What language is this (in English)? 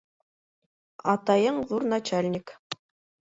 Bashkir